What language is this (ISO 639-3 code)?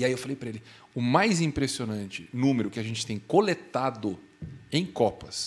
por